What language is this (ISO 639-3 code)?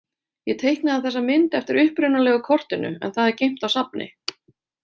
isl